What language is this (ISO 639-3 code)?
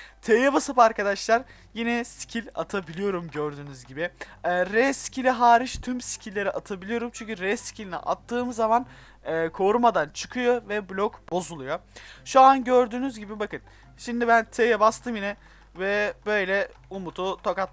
tur